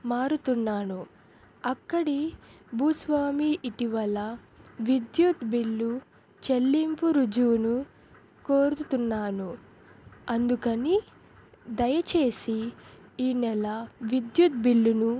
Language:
Telugu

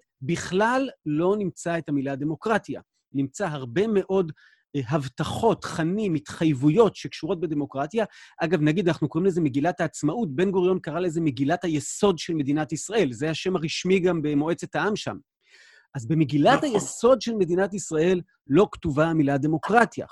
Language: Hebrew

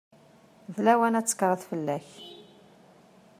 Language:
Kabyle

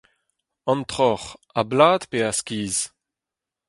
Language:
Breton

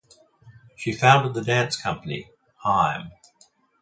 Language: English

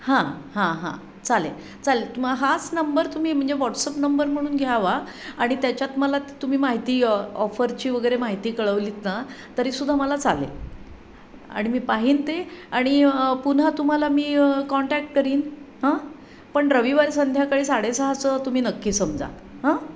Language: Marathi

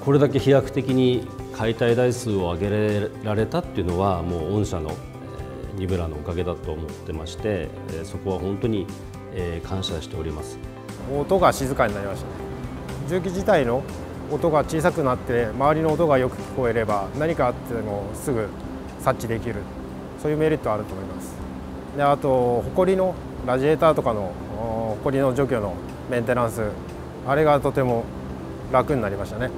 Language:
Japanese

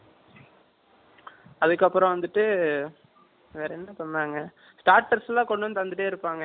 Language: Tamil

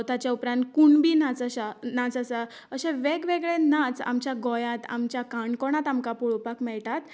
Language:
Konkani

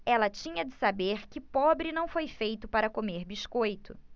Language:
Portuguese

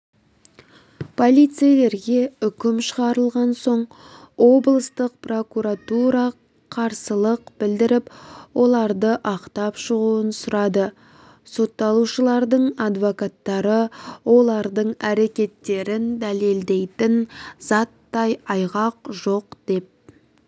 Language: Kazakh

